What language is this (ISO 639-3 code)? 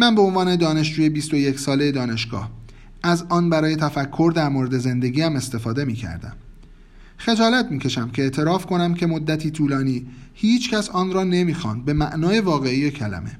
fas